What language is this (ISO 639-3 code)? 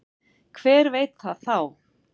isl